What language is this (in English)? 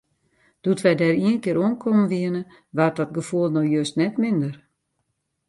Western Frisian